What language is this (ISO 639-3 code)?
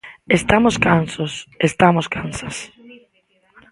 glg